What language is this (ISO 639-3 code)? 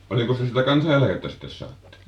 fin